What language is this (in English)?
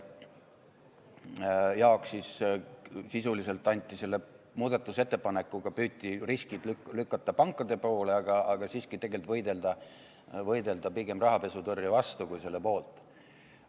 Estonian